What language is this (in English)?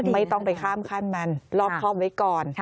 Thai